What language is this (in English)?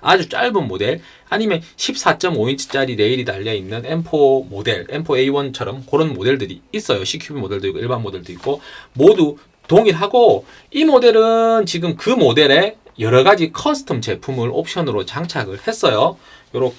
Korean